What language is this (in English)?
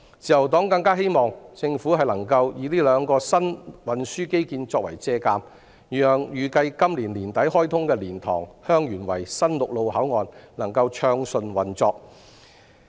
Cantonese